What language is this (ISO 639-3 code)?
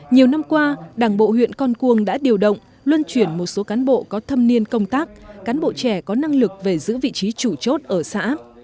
vie